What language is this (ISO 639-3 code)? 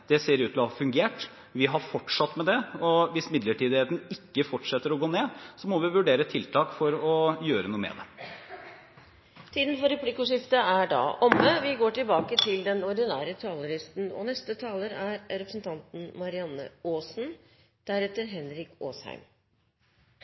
nor